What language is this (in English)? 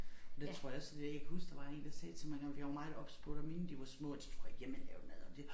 Danish